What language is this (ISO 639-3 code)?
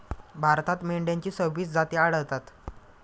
mar